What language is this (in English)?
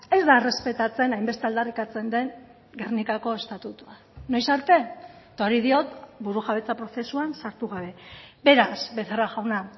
Basque